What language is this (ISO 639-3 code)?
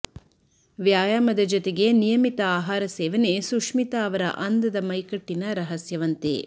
kan